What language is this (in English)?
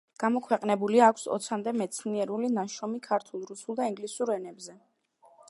Georgian